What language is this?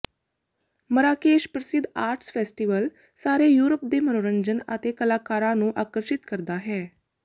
Punjabi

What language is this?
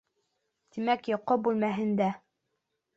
Bashkir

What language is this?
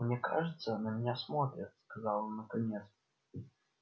Russian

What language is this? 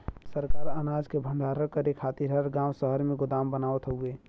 Bhojpuri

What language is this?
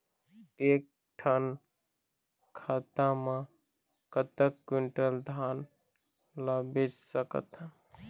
Chhattisgarhi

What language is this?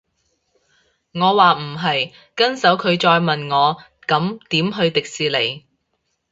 Cantonese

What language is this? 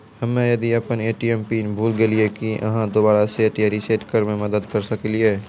Maithili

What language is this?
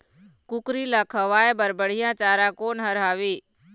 Chhattisgarhi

